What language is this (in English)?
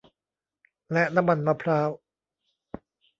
Thai